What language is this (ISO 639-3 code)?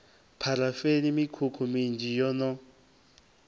ven